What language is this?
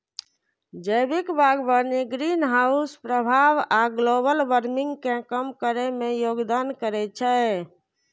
Maithili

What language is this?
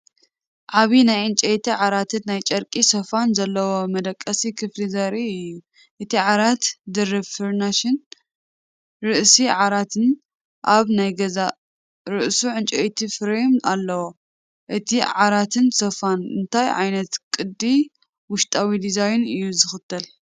Tigrinya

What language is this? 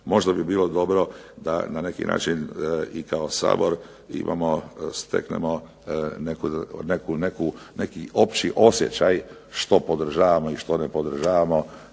Croatian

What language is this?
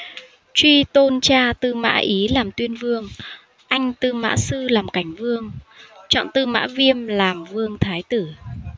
Vietnamese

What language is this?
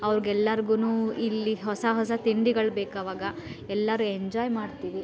Kannada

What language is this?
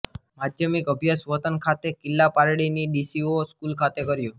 Gujarati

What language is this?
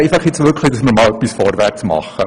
Swiss German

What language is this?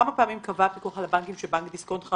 Hebrew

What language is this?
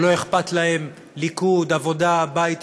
Hebrew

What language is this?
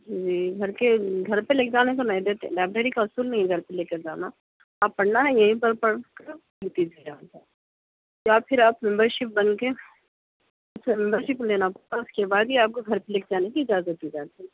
Urdu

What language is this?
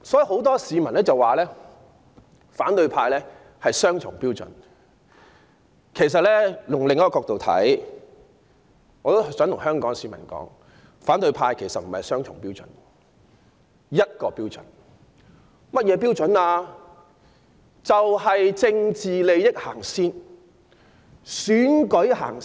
Cantonese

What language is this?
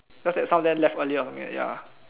English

